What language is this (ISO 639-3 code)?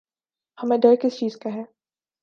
urd